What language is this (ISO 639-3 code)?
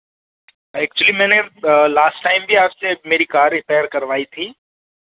hin